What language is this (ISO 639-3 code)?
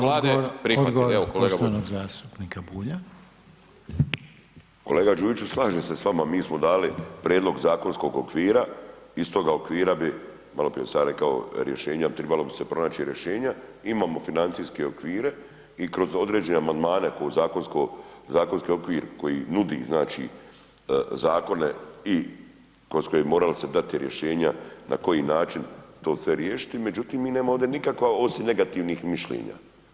hrv